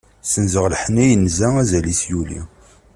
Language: Kabyle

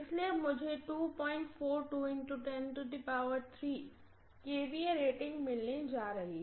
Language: Hindi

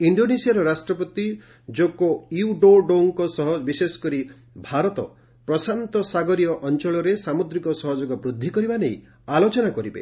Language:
Odia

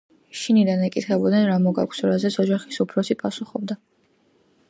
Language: Georgian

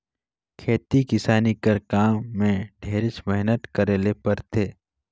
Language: Chhattisgarhi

